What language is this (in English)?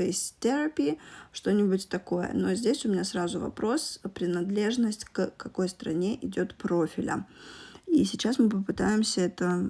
Russian